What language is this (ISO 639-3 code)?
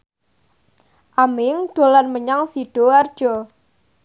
jav